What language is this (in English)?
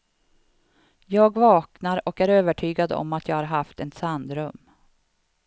Swedish